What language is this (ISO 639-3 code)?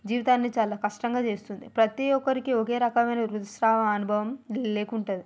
tel